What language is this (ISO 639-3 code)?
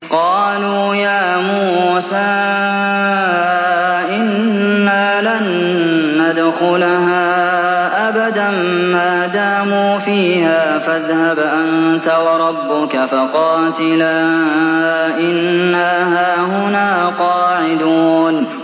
ara